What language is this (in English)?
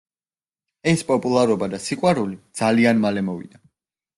Georgian